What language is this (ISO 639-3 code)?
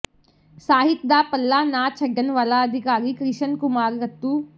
pan